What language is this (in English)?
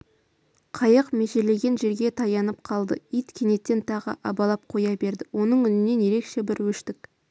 Kazakh